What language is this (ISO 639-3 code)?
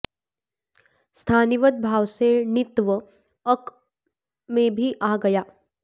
san